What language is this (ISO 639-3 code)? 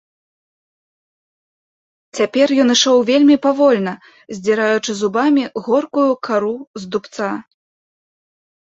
bel